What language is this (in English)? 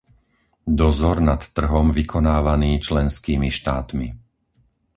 Slovak